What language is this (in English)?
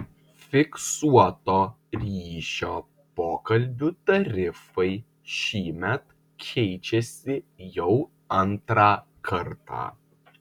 Lithuanian